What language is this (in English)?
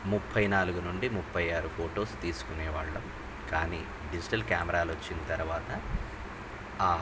Telugu